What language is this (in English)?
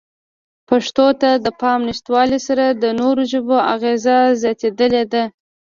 Pashto